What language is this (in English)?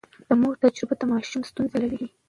Pashto